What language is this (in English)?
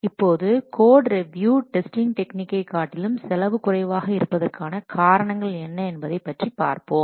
Tamil